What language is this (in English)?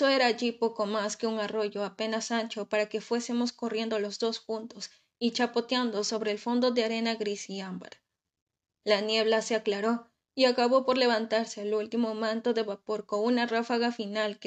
Spanish